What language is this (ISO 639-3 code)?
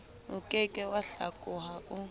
sot